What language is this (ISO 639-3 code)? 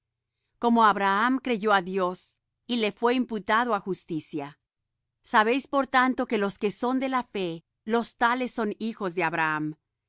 spa